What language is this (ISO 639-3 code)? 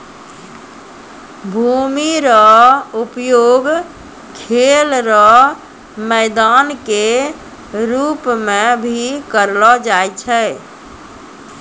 mai